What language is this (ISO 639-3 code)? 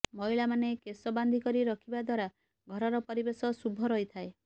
ori